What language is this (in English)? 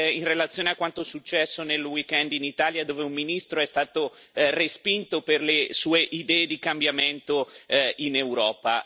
Italian